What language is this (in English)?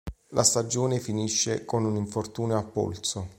Italian